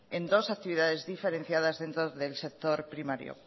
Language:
Spanish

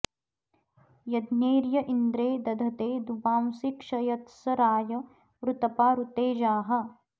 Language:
Sanskrit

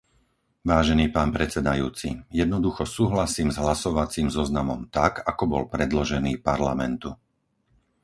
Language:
Slovak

